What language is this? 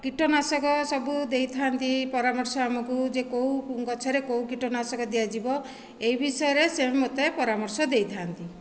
Odia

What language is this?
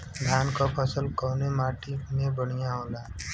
Bhojpuri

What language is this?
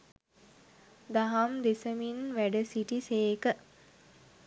Sinhala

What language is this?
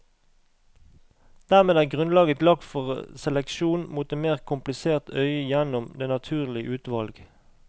Norwegian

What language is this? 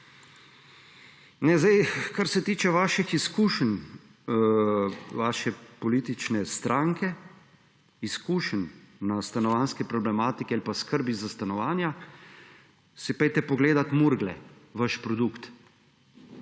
Slovenian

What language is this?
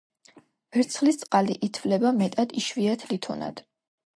Georgian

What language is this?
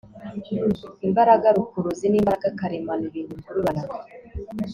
Kinyarwanda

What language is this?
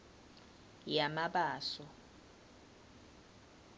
Swati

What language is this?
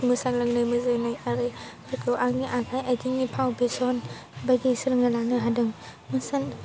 Bodo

